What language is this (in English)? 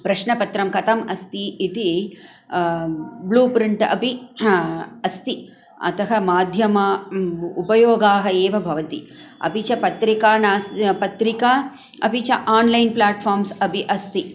Sanskrit